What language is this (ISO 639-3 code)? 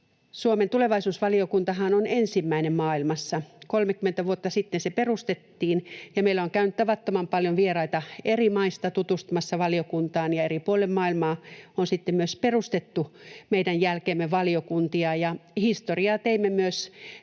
fin